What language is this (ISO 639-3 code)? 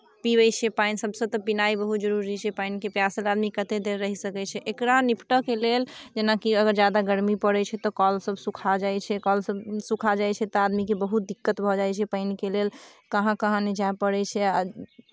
mai